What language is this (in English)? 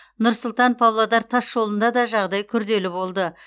Kazakh